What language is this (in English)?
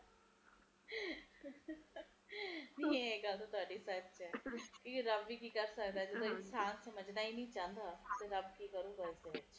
Punjabi